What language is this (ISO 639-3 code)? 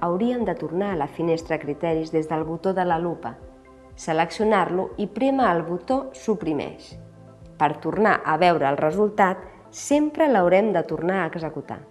cat